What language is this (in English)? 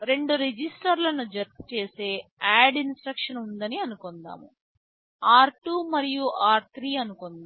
Telugu